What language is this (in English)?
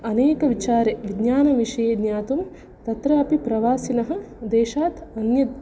Sanskrit